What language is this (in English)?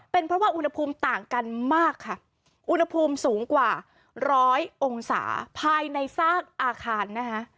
Thai